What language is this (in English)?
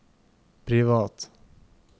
Norwegian